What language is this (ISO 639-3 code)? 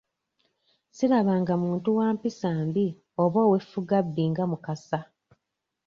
lug